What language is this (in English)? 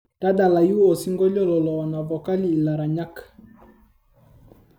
Masai